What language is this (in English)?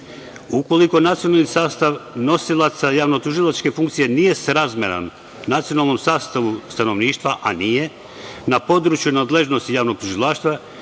Serbian